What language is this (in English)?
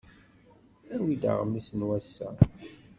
Kabyle